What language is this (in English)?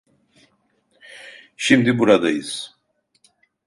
Turkish